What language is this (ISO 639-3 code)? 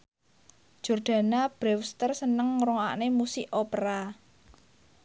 jav